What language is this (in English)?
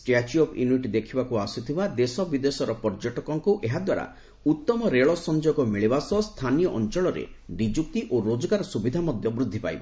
Odia